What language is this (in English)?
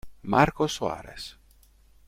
Italian